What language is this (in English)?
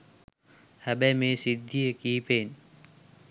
Sinhala